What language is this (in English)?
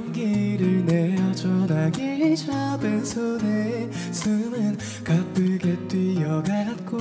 Korean